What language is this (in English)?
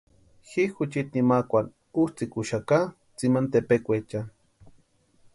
Western Highland Purepecha